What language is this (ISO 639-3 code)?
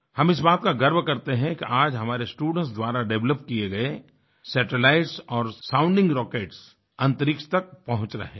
hin